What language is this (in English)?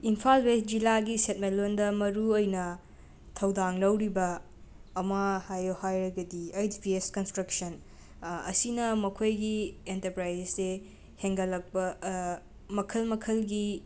Manipuri